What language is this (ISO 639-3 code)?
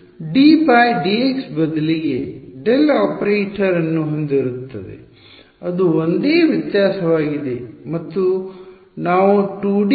kan